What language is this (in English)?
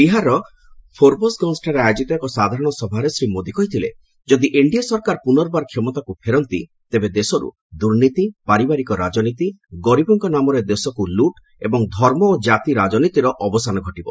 Odia